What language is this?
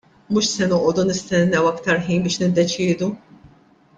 Maltese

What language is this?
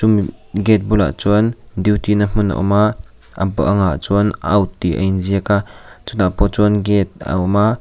Mizo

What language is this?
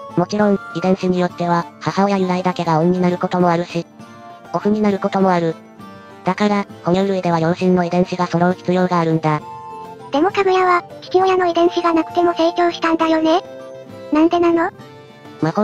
Japanese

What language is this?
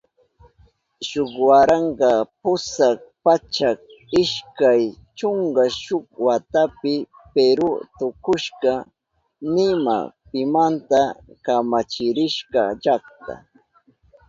Southern Pastaza Quechua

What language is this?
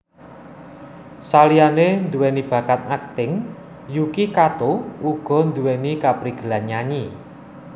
Javanese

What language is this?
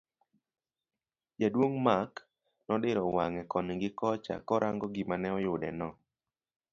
Luo (Kenya and Tanzania)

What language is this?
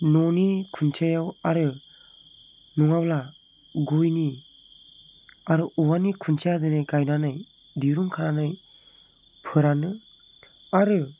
Bodo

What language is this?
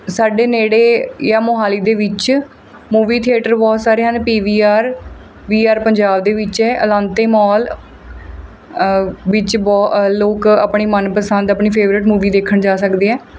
Punjabi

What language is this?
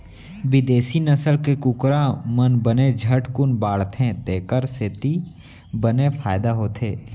Chhattisgarhi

